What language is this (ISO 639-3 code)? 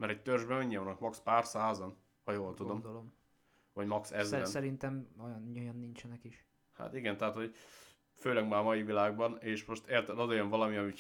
hun